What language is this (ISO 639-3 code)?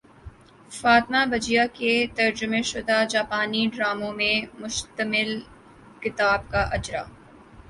urd